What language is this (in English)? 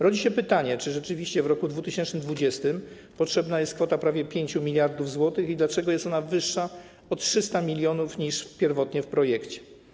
Polish